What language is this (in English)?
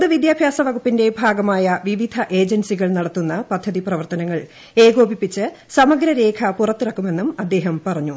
Malayalam